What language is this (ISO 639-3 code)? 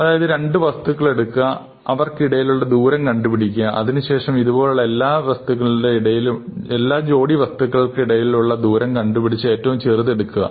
mal